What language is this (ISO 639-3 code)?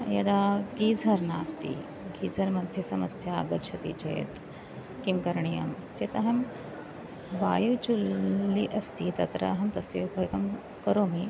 san